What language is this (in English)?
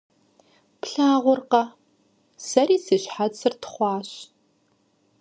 Kabardian